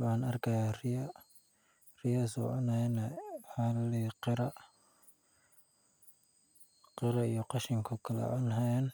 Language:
Somali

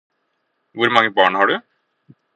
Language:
Norwegian Bokmål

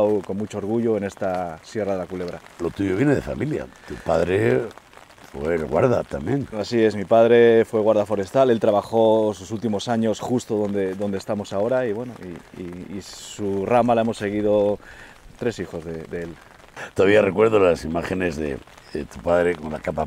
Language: Spanish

